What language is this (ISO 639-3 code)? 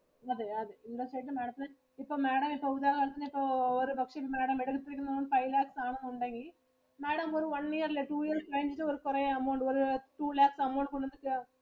mal